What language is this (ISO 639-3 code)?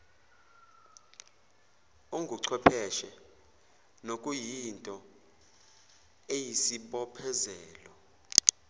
zul